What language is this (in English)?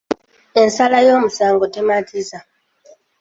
Ganda